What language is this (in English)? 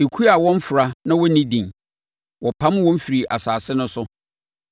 Akan